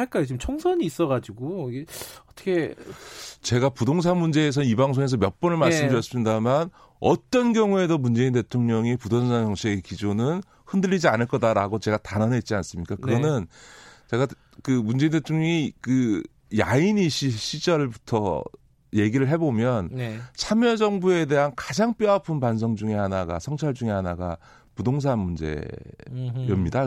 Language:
Korean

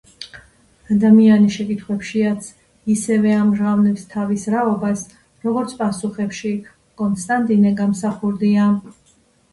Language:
Georgian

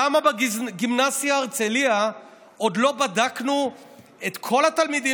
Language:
Hebrew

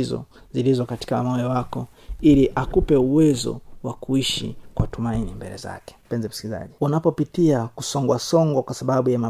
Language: Swahili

